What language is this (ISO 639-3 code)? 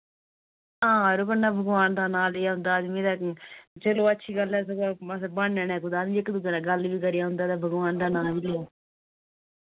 doi